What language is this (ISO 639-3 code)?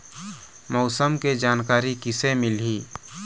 hne